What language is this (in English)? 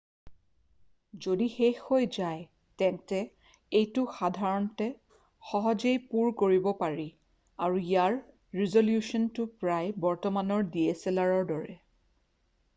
Assamese